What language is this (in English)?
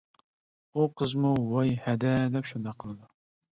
Uyghur